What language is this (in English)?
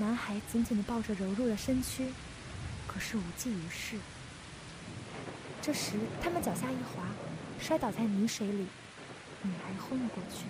Chinese